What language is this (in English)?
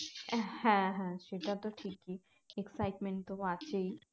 Bangla